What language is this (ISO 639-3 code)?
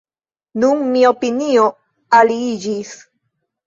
epo